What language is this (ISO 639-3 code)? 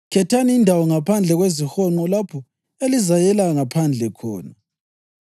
nde